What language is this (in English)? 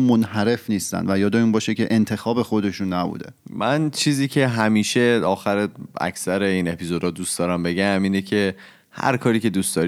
Persian